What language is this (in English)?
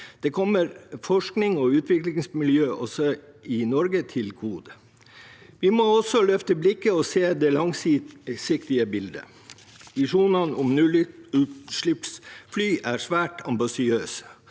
Norwegian